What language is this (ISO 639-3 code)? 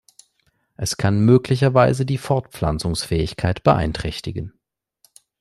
deu